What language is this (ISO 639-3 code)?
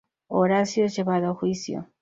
spa